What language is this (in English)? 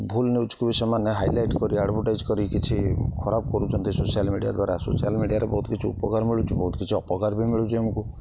Odia